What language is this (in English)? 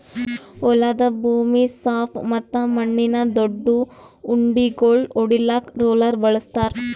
Kannada